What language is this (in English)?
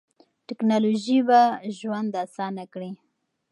Pashto